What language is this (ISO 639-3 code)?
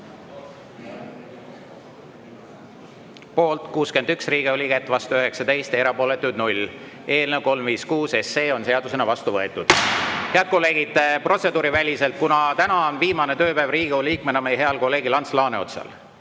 est